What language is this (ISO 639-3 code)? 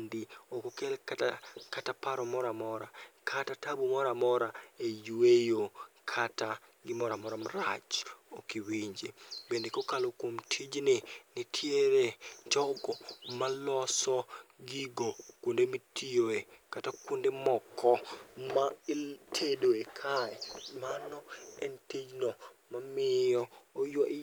luo